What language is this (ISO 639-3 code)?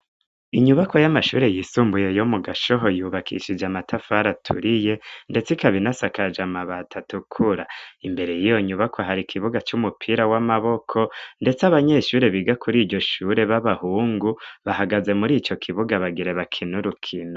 run